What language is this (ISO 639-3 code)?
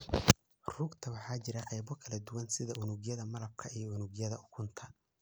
som